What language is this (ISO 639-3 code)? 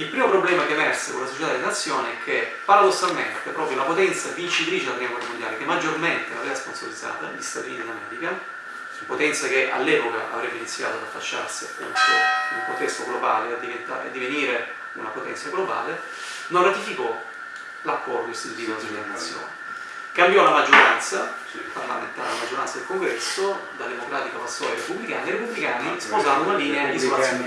ita